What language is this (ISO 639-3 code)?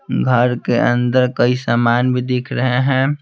hin